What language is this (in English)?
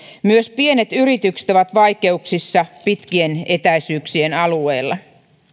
Finnish